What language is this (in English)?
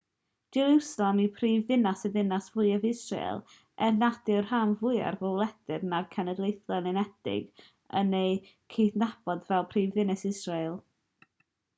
Welsh